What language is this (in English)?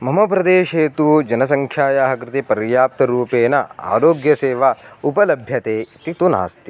Sanskrit